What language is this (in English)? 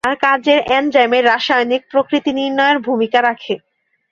Bangla